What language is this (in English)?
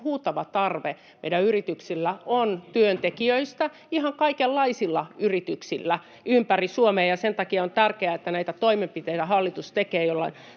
Finnish